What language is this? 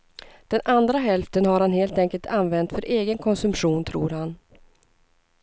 Swedish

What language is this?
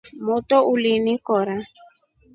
Rombo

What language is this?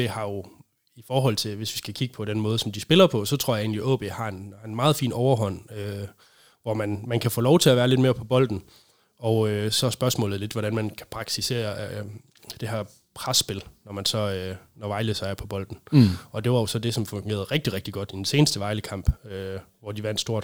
Danish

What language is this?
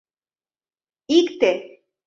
Mari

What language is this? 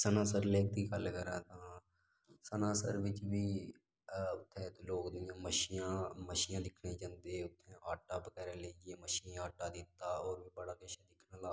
Dogri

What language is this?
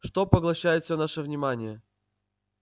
Russian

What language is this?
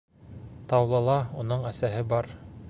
Bashkir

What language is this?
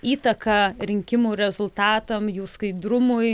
Lithuanian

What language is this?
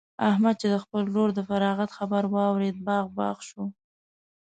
Pashto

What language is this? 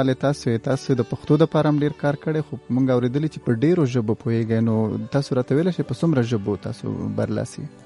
Urdu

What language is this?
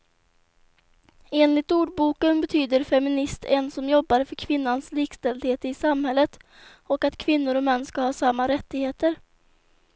Swedish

